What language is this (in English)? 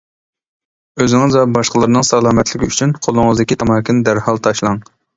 Uyghur